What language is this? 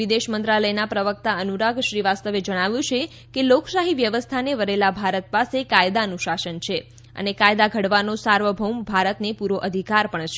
Gujarati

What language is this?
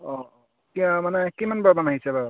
Assamese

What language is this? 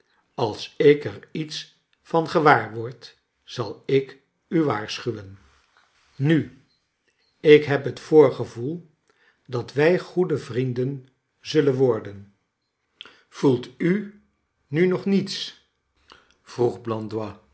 Dutch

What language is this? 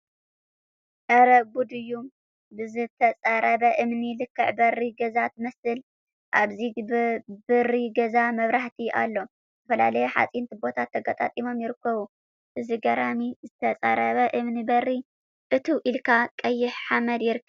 Tigrinya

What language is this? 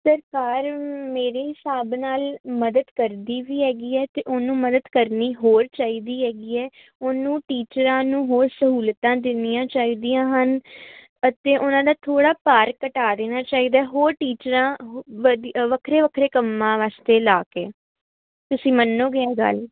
Punjabi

